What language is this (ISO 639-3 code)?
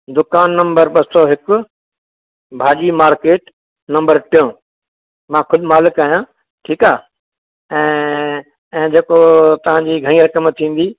snd